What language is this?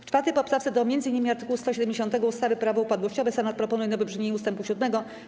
Polish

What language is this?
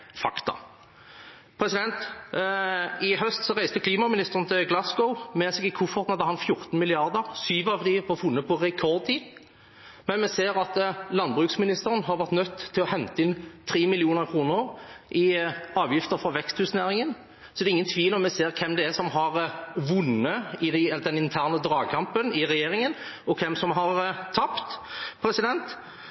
Norwegian Bokmål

